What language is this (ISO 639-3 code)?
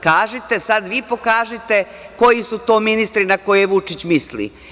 srp